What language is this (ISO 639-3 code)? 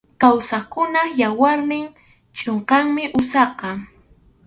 qxu